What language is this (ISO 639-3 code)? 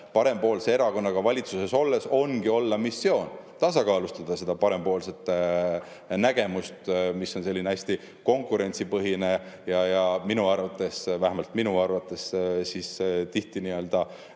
est